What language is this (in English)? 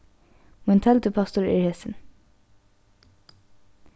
Faroese